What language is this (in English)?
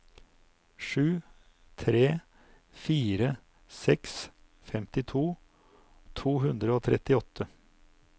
Norwegian